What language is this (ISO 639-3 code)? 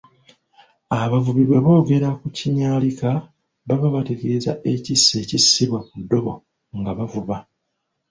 lug